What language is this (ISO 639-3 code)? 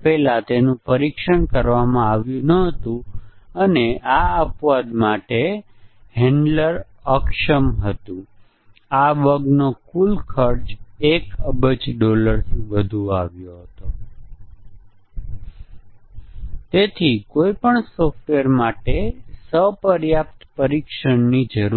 guj